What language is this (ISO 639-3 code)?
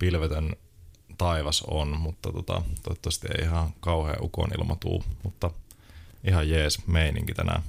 fin